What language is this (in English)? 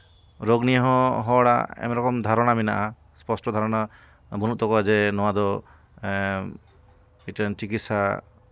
Santali